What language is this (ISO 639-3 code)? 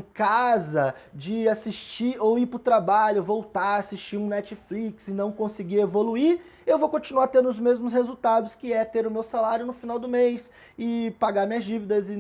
por